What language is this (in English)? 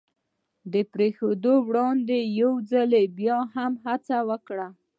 Pashto